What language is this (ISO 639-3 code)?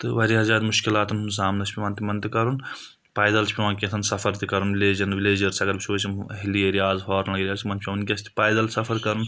kas